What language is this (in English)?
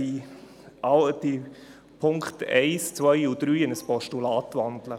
Swiss German